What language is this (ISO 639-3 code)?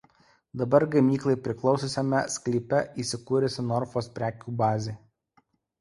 lit